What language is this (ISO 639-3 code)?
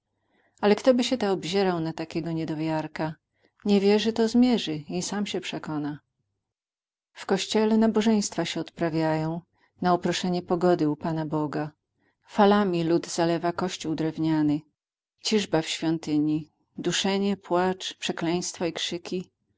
pol